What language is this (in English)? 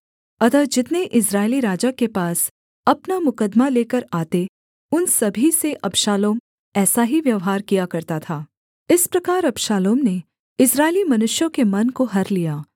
Hindi